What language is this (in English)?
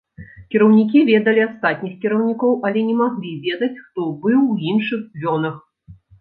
Belarusian